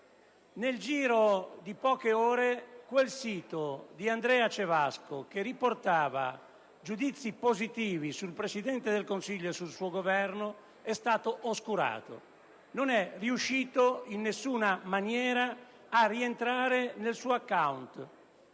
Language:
Italian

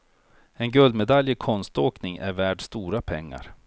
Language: Swedish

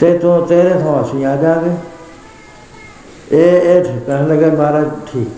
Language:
Punjabi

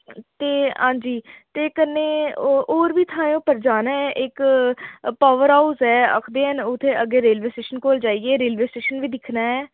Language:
Dogri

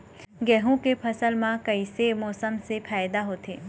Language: Chhattisgarhi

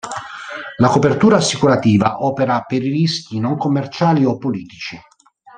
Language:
Italian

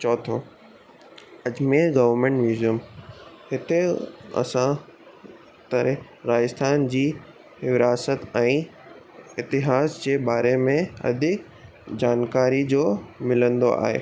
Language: Sindhi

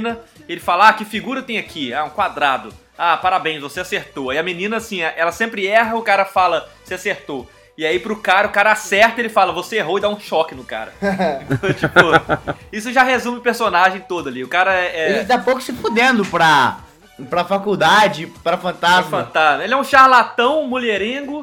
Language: Portuguese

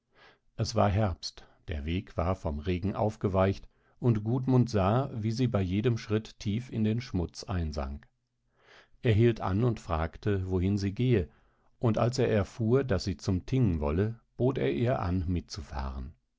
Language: German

